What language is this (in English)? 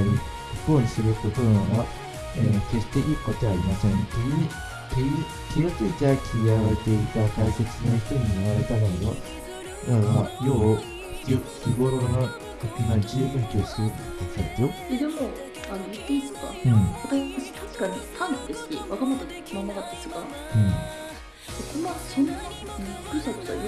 Japanese